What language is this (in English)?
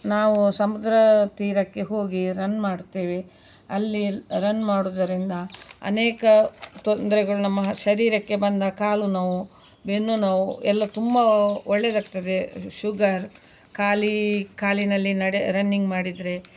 Kannada